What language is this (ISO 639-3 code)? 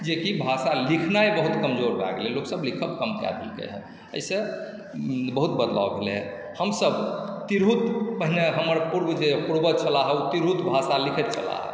mai